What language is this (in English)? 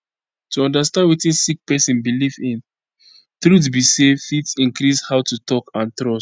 Nigerian Pidgin